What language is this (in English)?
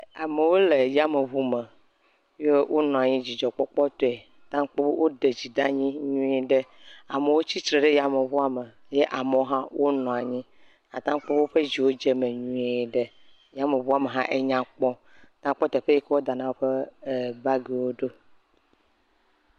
Ewe